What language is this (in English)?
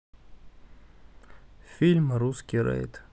Russian